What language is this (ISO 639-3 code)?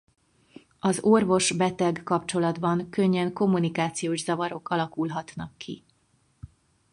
hun